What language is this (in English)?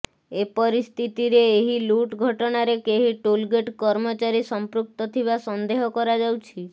Odia